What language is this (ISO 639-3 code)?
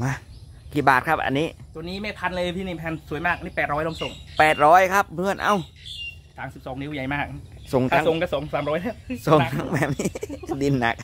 tha